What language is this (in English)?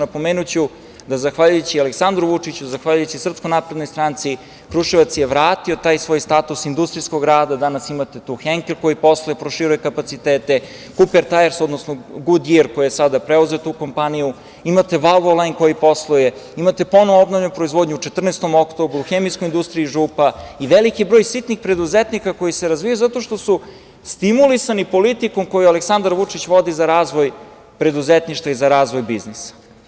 Serbian